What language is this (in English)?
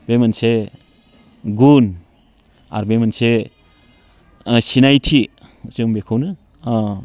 Bodo